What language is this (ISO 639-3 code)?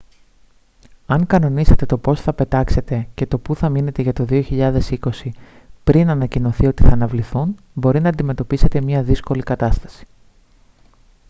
ell